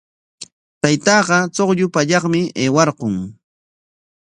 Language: Corongo Ancash Quechua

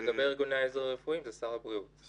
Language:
Hebrew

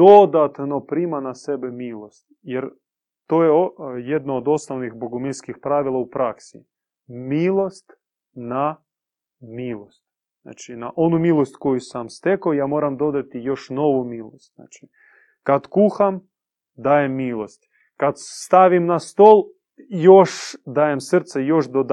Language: Croatian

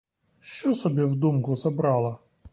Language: Ukrainian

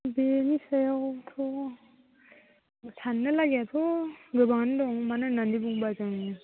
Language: Bodo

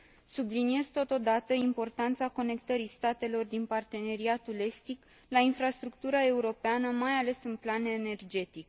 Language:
Romanian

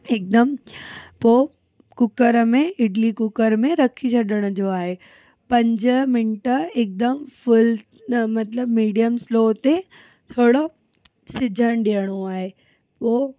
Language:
Sindhi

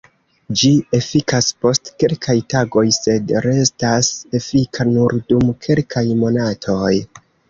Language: Esperanto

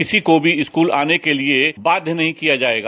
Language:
Hindi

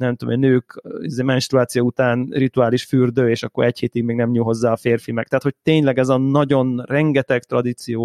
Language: Hungarian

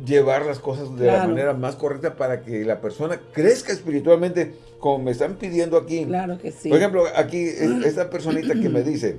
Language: Spanish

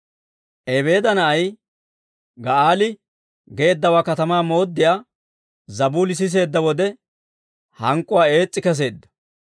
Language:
Dawro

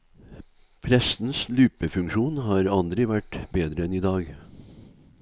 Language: Norwegian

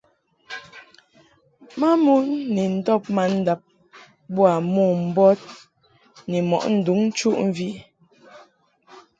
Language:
Mungaka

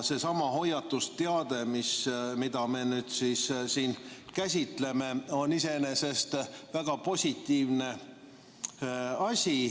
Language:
Estonian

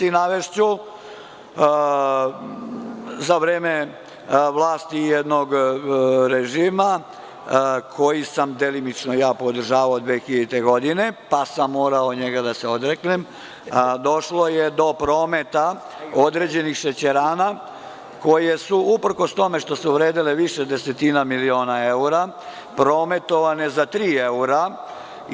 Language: Serbian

